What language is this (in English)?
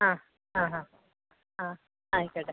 Malayalam